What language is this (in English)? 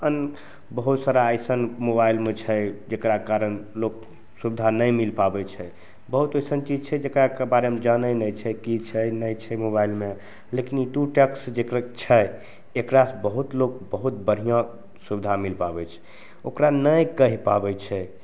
Maithili